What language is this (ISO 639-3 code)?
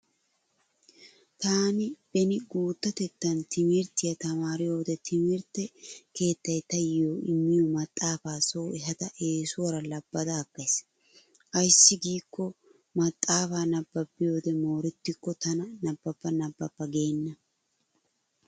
wal